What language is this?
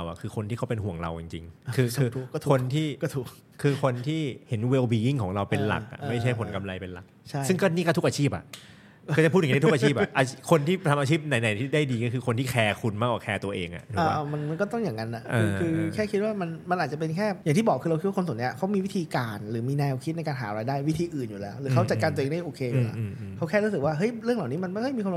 Thai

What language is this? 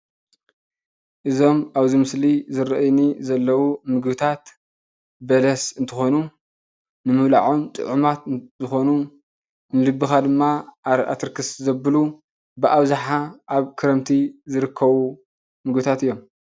Tigrinya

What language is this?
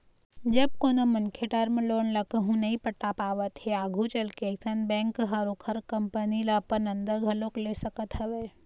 Chhattisgarhi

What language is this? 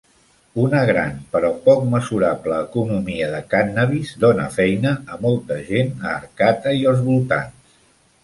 Catalan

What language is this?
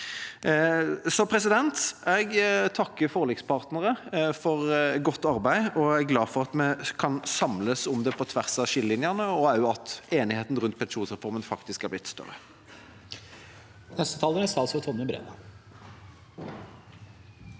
Norwegian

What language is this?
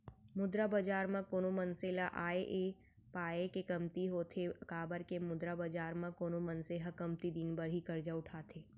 Chhattisgarhi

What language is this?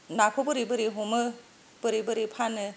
Bodo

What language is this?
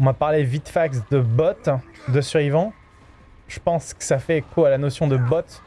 French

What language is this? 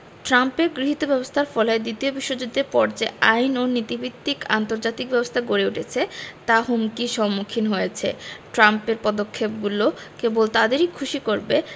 Bangla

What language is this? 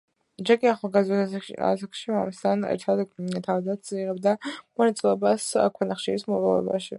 Georgian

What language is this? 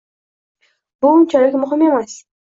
Uzbek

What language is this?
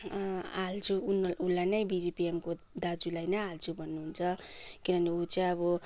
Nepali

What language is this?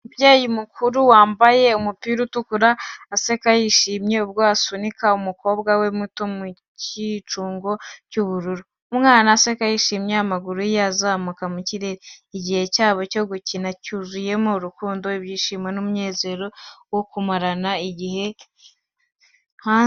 Kinyarwanda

